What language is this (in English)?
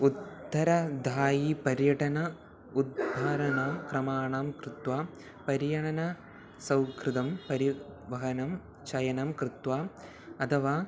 Sanskrit